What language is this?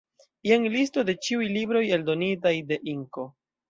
Esperanto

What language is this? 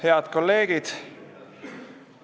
Estonian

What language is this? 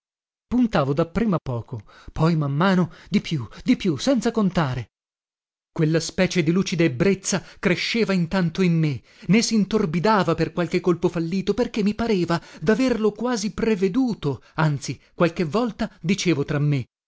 Italian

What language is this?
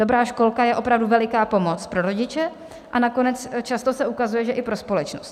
Czech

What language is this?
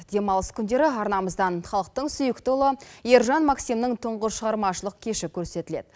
Kazakh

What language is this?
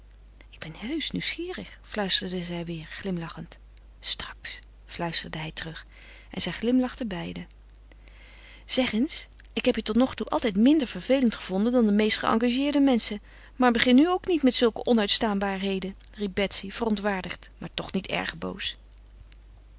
Dutch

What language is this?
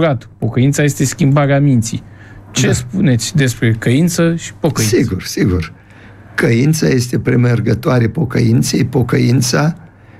Romanian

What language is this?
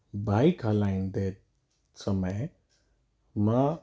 Sindhi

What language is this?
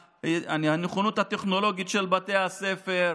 Hebrew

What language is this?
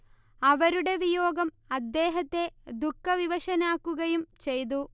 Malayalam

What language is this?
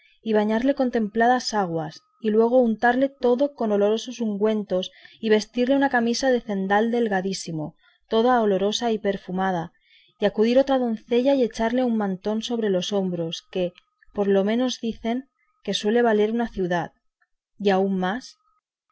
Spanish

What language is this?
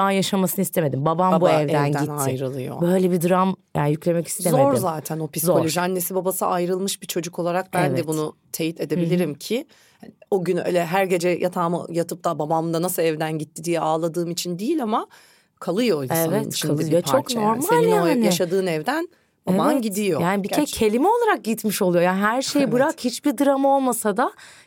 Turkish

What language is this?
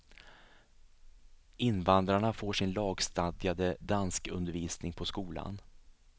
Swedish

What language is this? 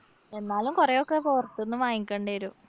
Malayalam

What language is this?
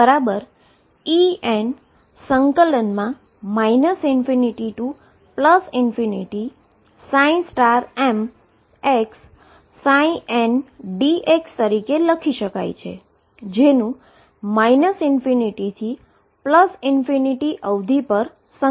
Gujarati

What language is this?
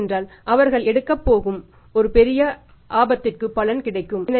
Tamil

